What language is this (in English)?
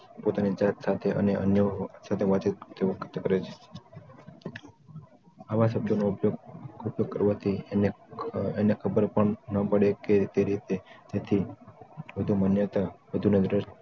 Gujarati